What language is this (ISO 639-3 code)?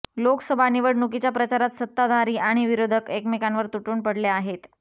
mar